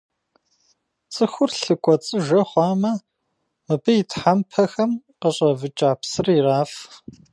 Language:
Kabardian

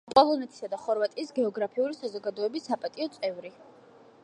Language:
Georgian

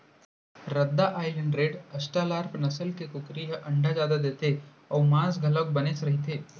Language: Chhattisgarhi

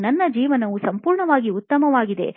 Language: Kannada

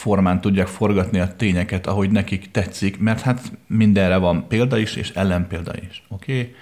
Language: Hungarian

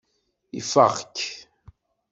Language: Kabyle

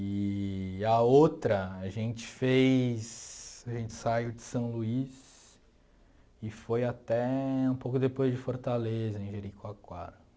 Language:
Portuguese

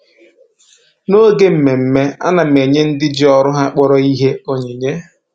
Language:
Igbo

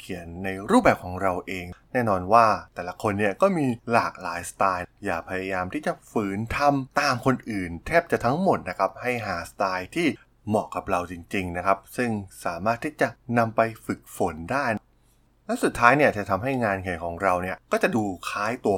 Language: Thai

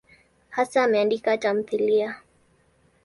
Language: Swahili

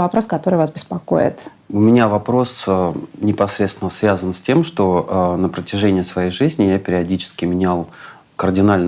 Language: Russian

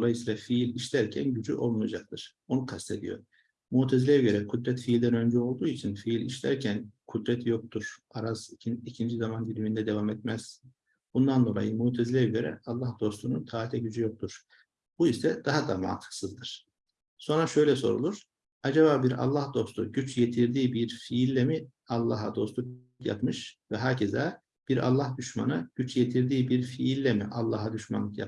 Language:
Turkish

